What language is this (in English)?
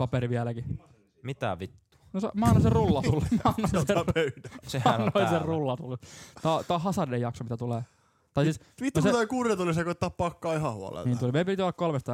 Finnish